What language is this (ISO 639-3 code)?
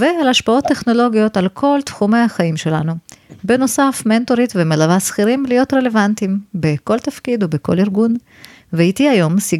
heb